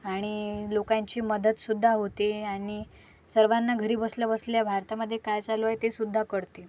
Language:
Marathi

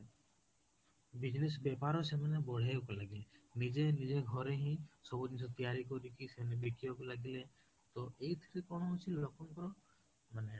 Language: Odia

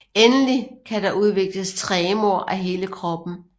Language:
Danish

